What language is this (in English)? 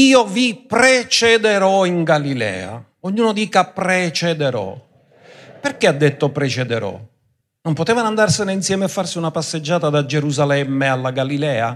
Italian